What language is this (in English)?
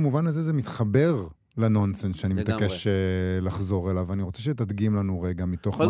Hebrew